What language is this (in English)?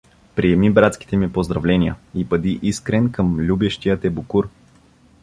Bulgarian